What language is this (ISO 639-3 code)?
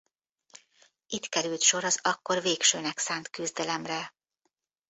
hun